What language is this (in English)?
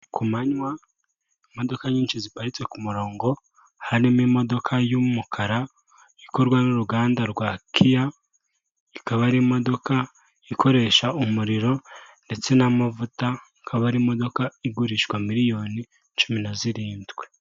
Kinyarwanda